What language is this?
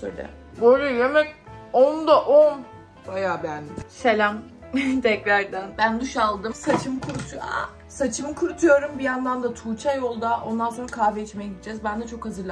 Turkish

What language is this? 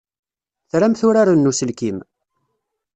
Kabyle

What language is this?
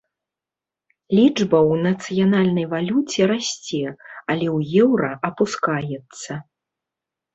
Belarusian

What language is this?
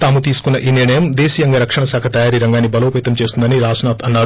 Telugu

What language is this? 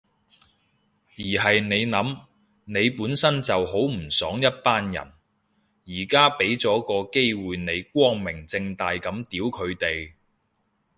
Cantonese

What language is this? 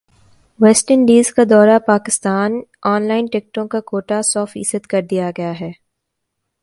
Urdu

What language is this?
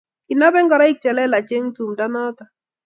Kalenjin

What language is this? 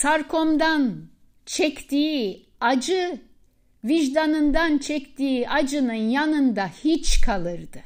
Turkish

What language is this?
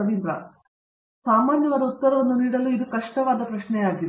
Kannada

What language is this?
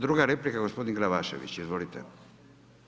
Croatian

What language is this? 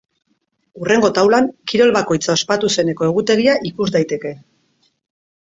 Basque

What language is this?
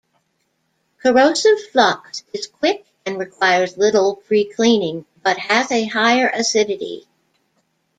English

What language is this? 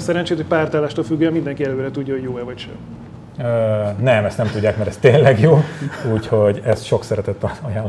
Hungarian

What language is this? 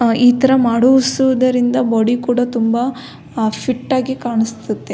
Kannada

